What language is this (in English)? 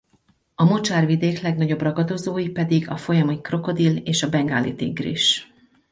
Hungarian